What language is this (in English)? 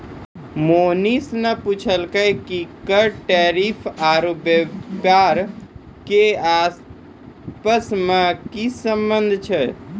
Maithili